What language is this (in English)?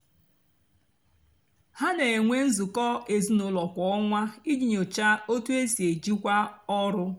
Igbo